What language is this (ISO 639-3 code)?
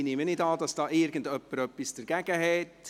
gsw